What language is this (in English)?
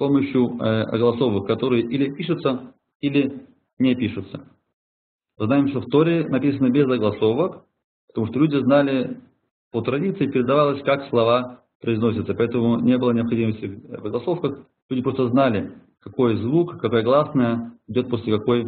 Russian